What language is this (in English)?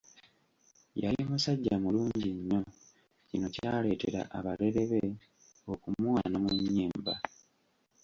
Ganda